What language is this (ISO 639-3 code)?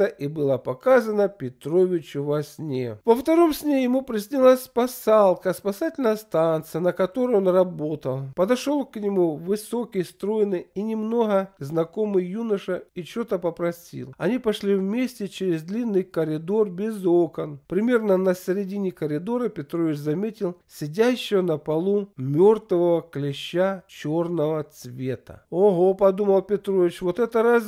rus